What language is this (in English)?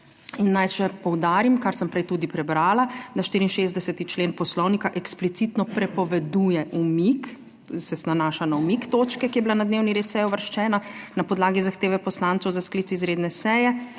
Slovenian